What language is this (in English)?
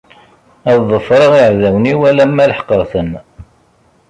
Kabyle